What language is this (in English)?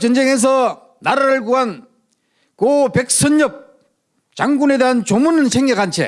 Korean